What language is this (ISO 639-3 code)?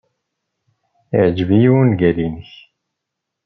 kab